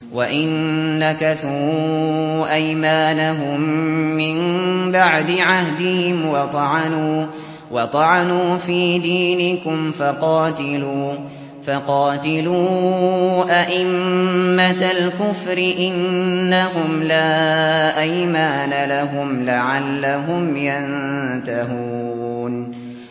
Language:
Arabic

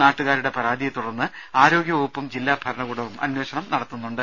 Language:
Malayalam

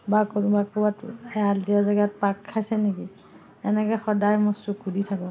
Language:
Assamese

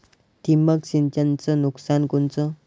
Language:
Marathi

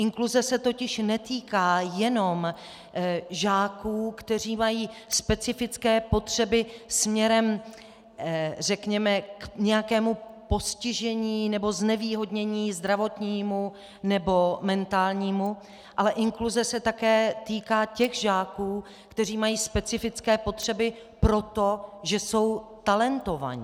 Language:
Czech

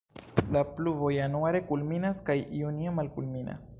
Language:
Esperanto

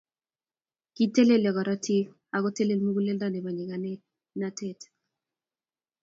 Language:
Kalenjin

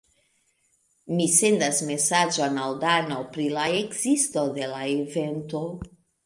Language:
Esperanto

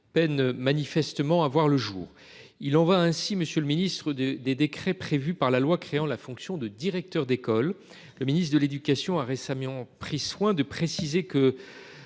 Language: French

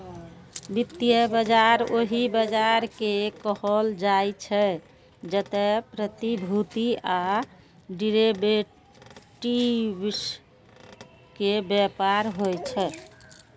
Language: Maithili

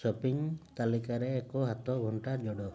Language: Odia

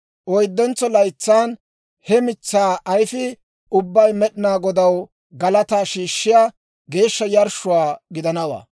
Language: Dawro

